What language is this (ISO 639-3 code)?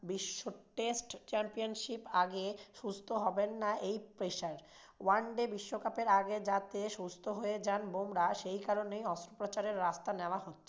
ben